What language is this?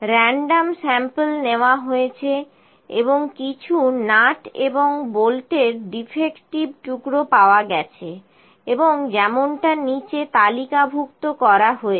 Bangla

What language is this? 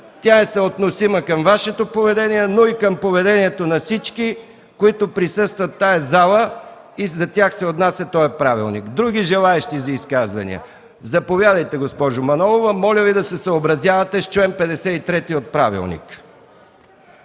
Bulgarian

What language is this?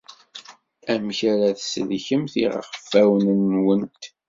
Kabyle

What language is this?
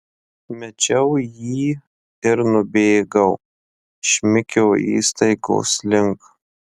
Lithuanian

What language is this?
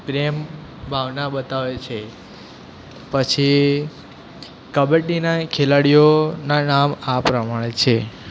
Gujarati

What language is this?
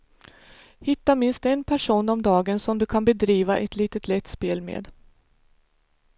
Swedish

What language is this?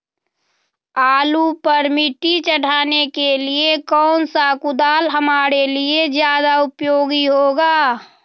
Magahi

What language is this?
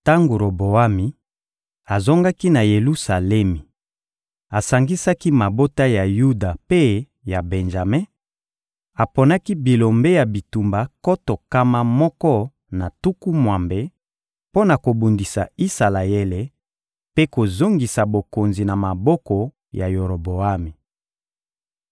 Lingala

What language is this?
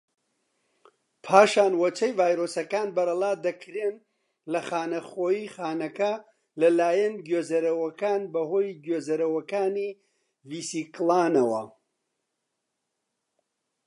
Central Kurdish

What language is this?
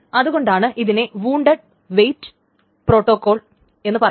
Malayalam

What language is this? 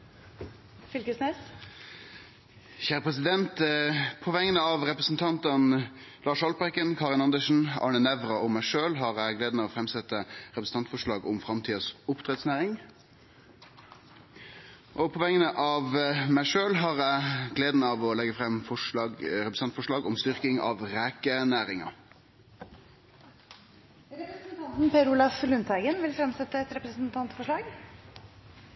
Norwegian Nynorsk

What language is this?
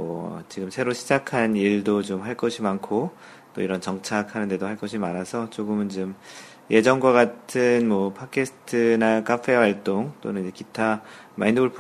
Korean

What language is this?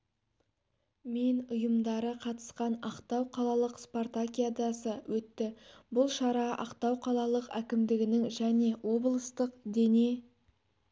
Kazakh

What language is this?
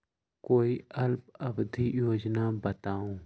Magahi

